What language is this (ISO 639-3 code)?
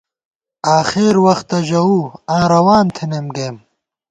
gwt